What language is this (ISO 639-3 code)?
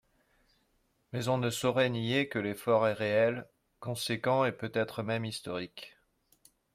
fra